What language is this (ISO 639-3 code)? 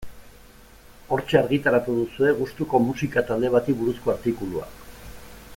eus